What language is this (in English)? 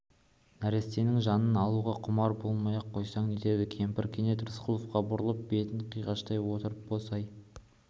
Kazakh